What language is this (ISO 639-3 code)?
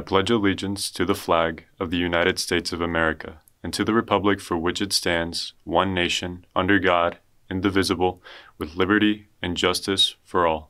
eng